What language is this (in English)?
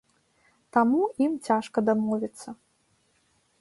Belarusian